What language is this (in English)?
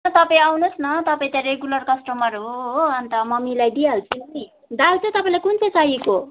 Nepali